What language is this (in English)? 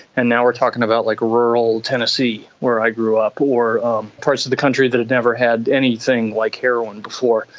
English